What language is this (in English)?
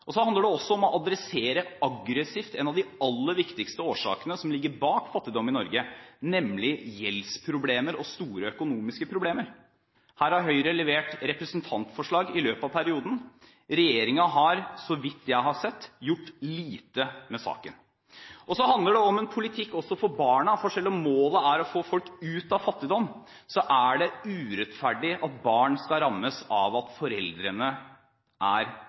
Norwegian Bokmål